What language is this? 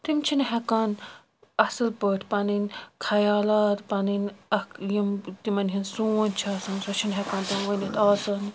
Kashmiri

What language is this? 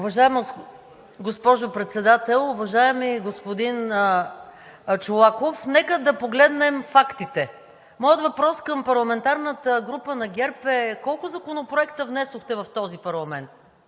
Bulgarian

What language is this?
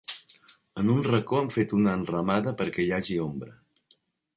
Catalan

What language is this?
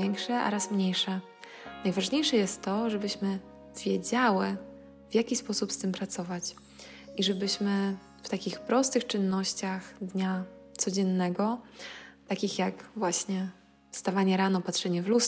Polish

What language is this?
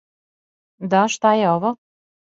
Serbian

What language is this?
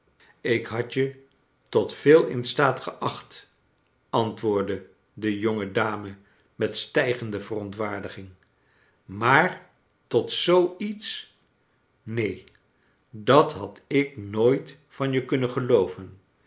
Dutch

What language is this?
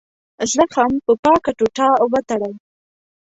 Pashto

